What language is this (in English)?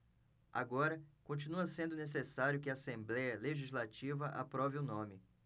Portuguese